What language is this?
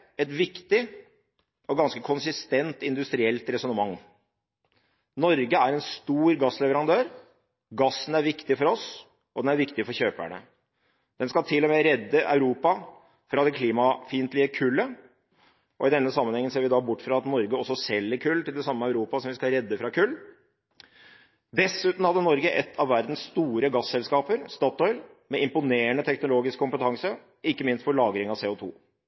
Norwegian Bokmål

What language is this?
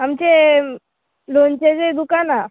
Konkani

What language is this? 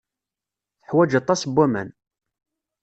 Kabyle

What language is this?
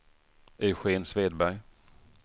Swedish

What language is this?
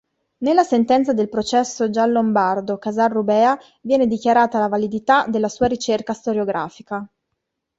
Italian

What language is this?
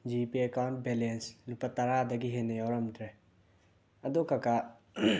Manipuri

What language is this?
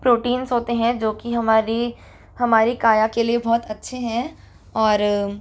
Hindi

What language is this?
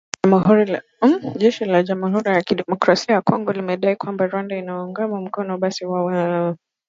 Swahili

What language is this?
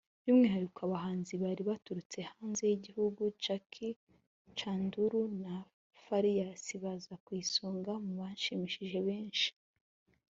Kinyarwanda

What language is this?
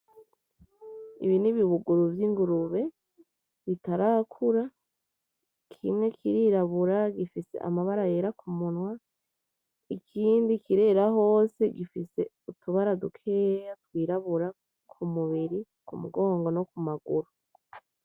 Rundi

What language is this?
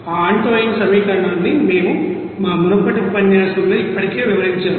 Telugu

